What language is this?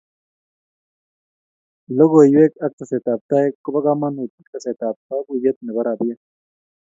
Kalenjin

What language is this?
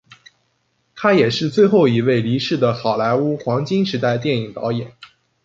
Chinese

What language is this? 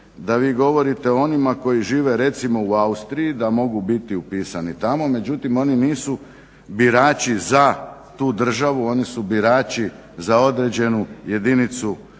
Croatian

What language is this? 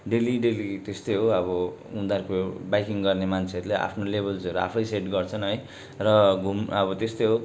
Nepali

